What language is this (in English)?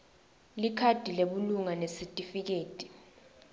Swati